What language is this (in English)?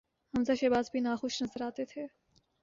Urdu